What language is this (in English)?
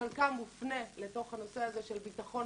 Hebrew